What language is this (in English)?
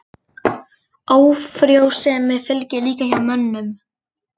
Icelandic